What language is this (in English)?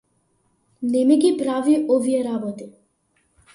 Macedonian